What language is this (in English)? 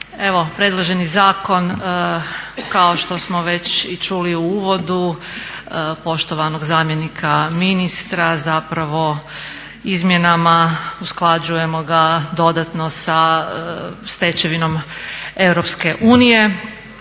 Croatian